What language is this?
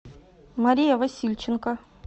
Russian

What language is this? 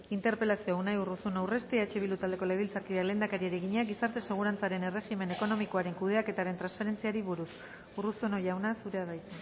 Basque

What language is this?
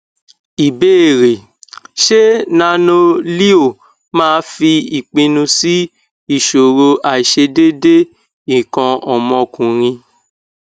Yoruba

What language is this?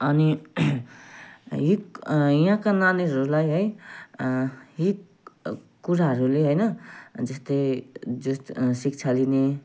Nepali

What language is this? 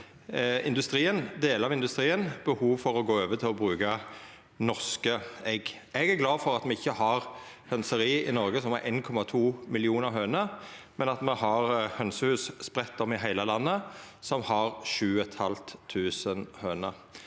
Norwegian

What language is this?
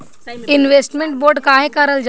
Bhojpuri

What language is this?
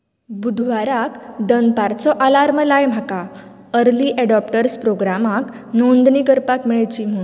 Konkani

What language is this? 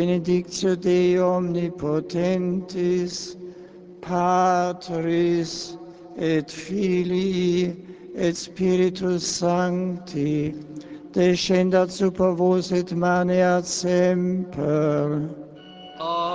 Czech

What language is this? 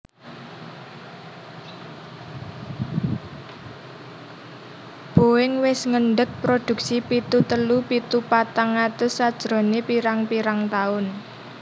Javanese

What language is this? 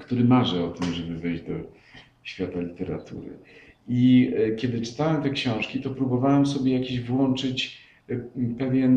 Polish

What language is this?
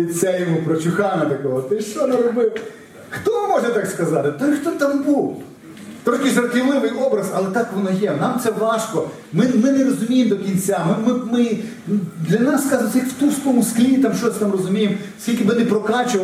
Ukrainian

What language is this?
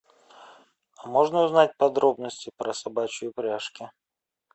Russian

